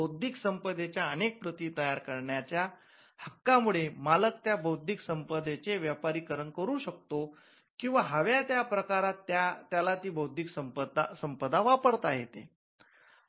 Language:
Marathi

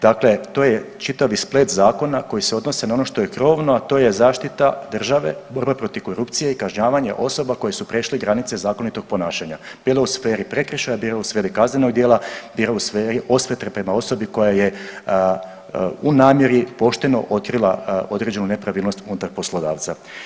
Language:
Croatian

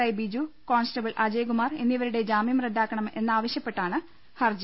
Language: Malayalam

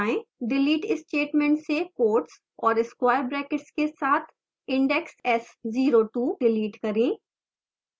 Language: Hindi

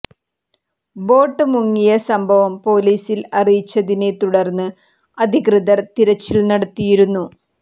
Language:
Malayalam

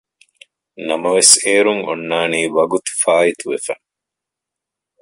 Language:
Divehi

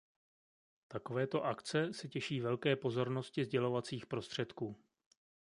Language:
Czech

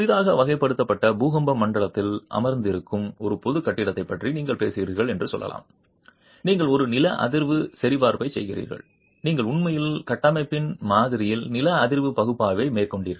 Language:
Tamil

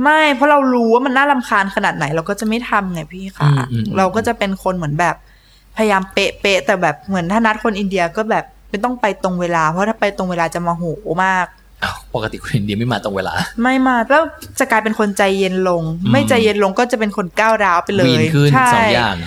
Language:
Thai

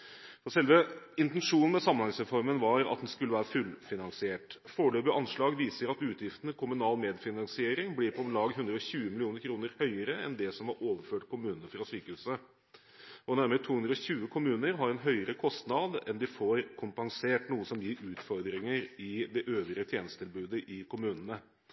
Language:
Norwegian Bokmål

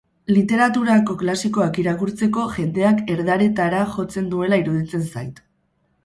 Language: Basque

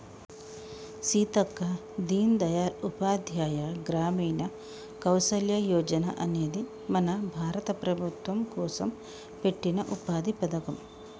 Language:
Telugu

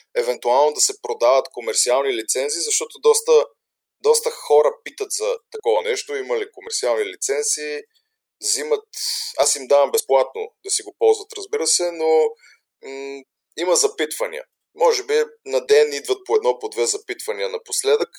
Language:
Bulgarian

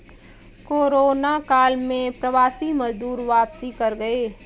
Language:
Hindi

